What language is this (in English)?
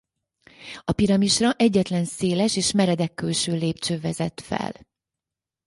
Hungarian